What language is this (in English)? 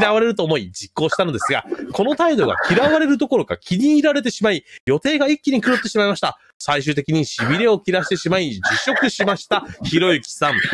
Japanese